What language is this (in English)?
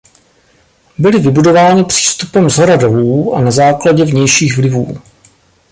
Czech